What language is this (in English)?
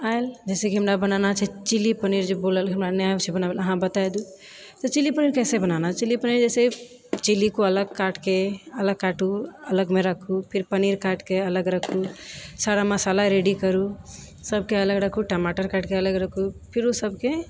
Maithili